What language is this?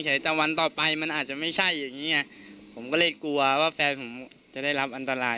Thai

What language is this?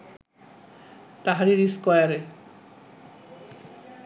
Bangla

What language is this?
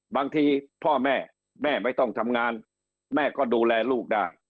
Thai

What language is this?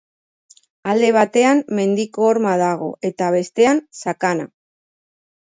Basque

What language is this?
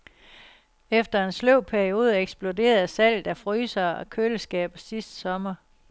Danish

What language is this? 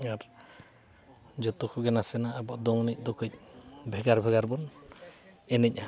Santali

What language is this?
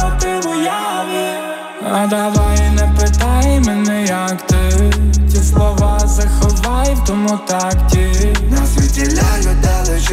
Ukrainian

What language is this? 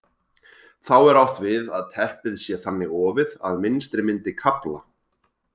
Icelandic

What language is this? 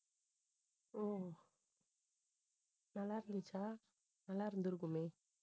Tamil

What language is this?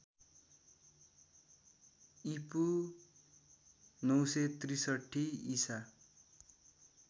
Nepali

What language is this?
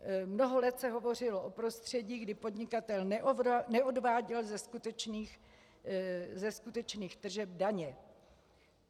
Czech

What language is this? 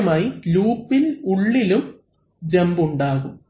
Malayalam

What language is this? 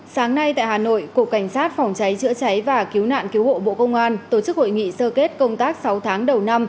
Vietnamese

